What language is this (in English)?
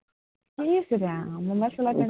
Assamese